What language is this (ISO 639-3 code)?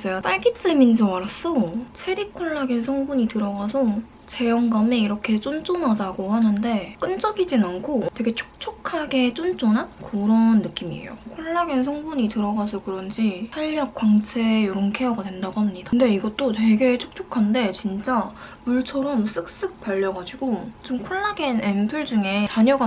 kor